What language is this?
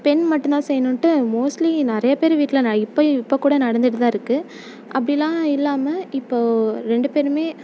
Tamil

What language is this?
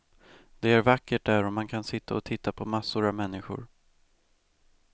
Swedish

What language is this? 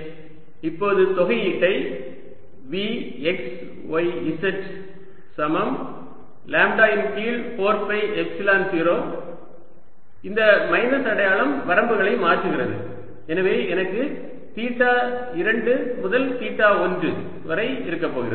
Tamil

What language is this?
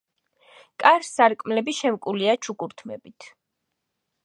Georgian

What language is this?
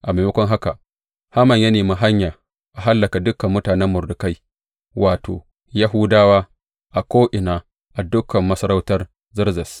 Hausa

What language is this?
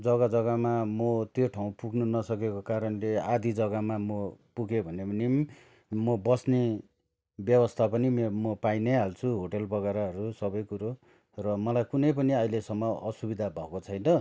Nepali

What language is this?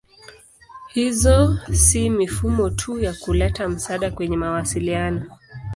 Swahili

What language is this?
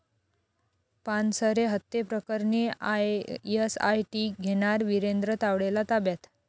Marathi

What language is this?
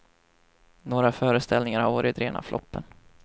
Swedish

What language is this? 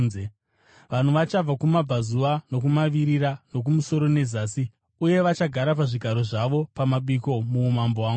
Shona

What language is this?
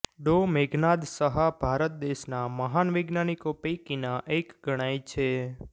Gujarati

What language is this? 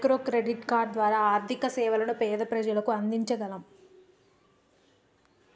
Telugu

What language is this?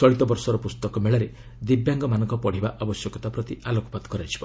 Odia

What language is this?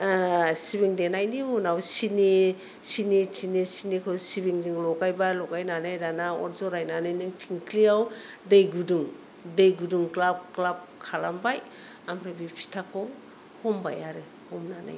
Bodo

